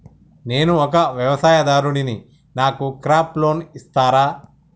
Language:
Telugu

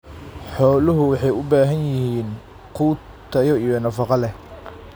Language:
Somali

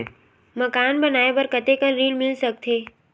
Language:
Chhattisgarhi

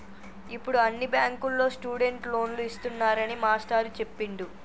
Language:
Telugu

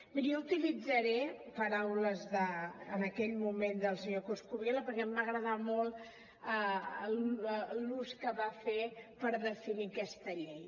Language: Catalan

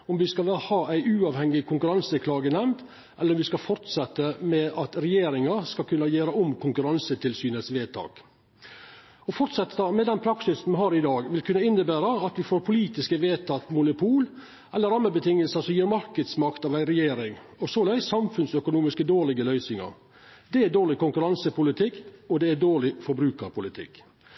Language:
Norwegian Nynorsk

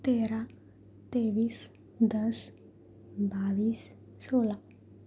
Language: Urdu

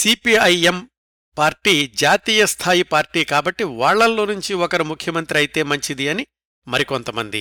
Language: Telugu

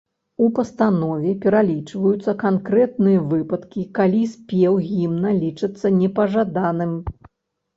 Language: Belarusian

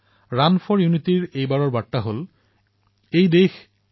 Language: Assamese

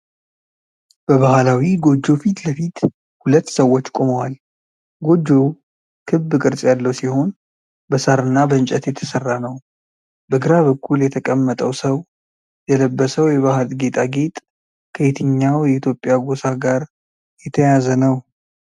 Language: Amharic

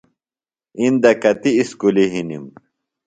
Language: Phalura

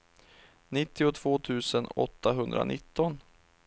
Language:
Swedish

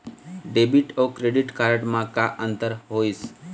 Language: Chhattisgarhi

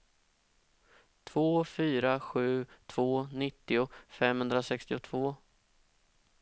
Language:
Swedish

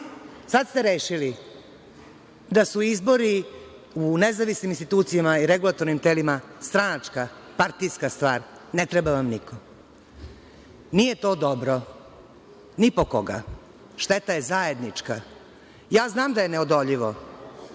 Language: Serbian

